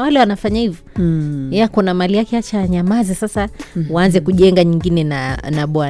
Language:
Swahili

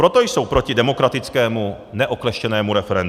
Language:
Czech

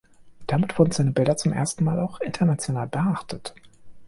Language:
German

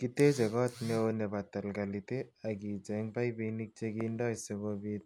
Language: Kalenjin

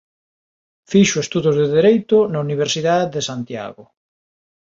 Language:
Galician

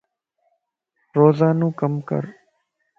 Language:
Lasi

